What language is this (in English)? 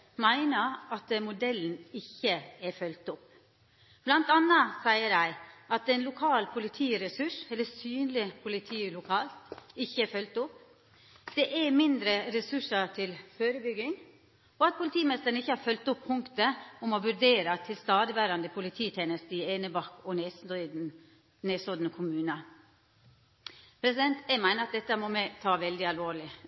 Norwegian Nynorsk